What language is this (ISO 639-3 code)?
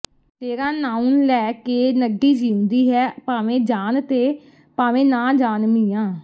pan